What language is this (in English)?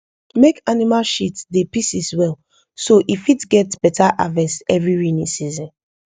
Nigerian Pidgin